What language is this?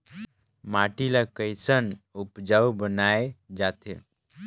Chhattisgarhi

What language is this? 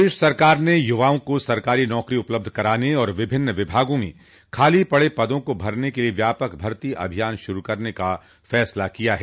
Hindi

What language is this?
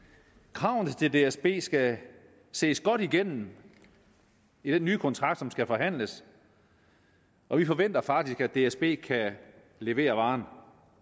Danish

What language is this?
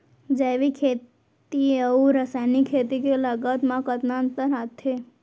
Chhattisgarhi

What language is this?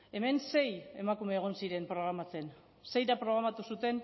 Basque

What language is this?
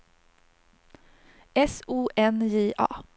Swedish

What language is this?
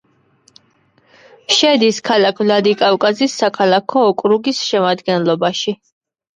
Georgian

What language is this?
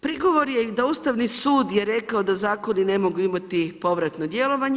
Croatian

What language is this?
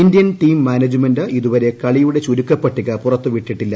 Malayalam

